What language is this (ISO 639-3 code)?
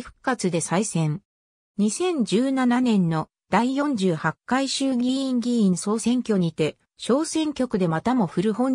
jpn